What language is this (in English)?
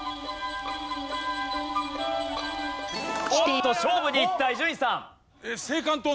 Japanese